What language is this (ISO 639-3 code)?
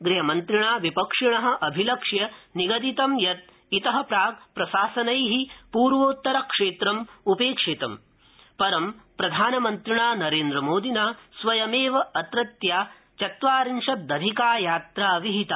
san